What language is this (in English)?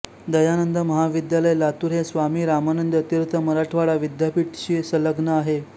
Marathi